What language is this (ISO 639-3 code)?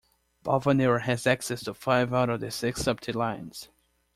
eng